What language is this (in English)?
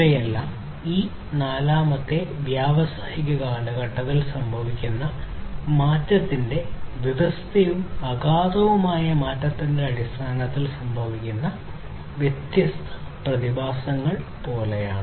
Malayalam